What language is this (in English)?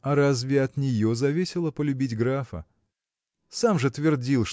Russian